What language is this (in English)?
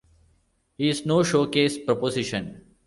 English